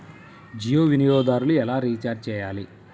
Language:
Telugu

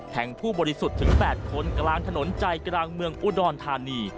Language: Thai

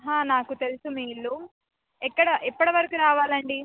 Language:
Telugu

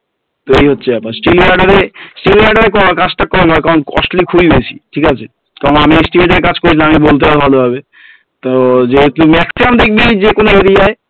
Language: Bangla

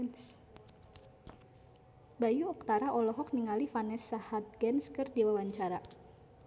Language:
Sundanese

